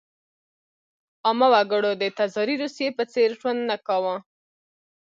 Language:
Pashto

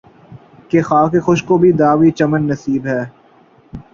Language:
Urdu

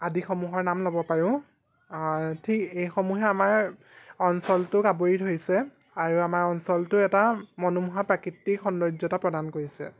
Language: Assamese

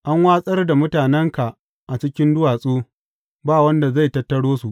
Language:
Hausa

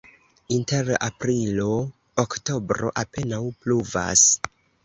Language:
Esperanto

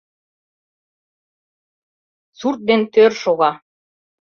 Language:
Mari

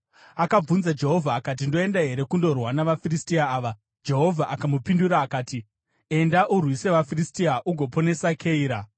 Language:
Shona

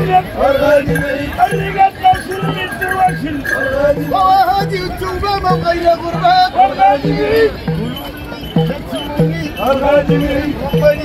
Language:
Arabic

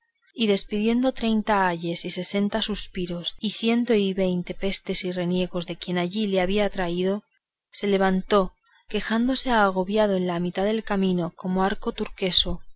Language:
Spanish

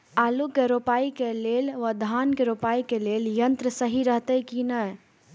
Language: Maithili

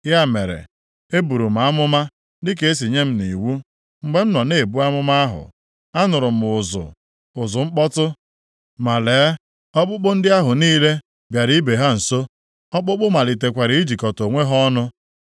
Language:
Igbo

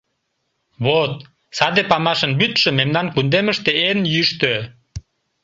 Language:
Mari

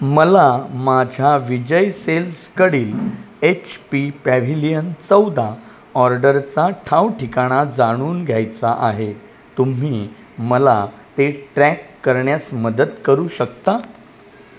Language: Marathi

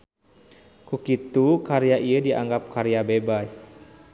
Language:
Sundanese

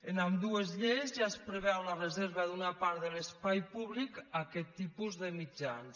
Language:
Catalan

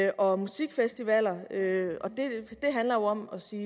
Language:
Danish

